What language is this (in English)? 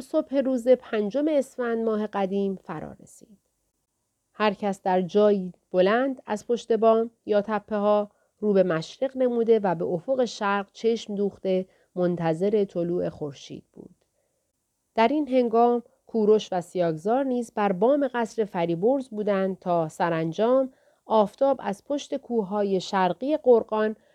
Persian